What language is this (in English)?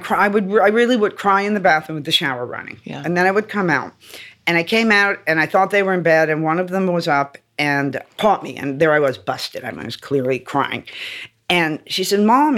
English